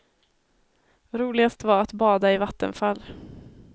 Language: Swedish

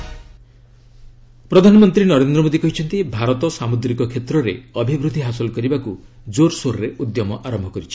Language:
Odia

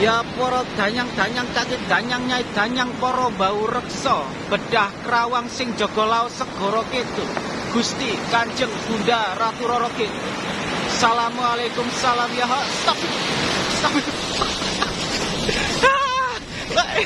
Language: Indonesian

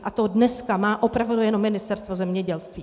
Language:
Czech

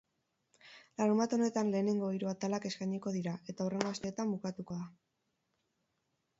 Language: Basque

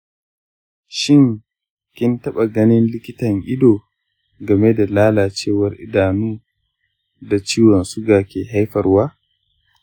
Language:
Hausa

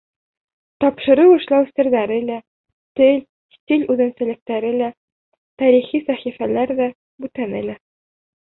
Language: Bashkir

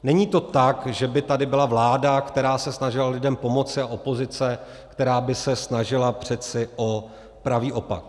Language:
Czech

